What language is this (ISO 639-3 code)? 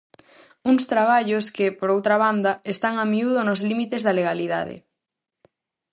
glg